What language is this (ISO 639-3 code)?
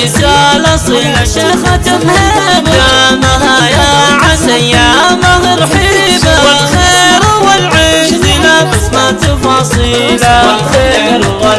ara